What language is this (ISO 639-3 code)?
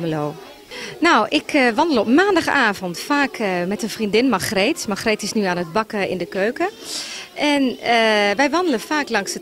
nld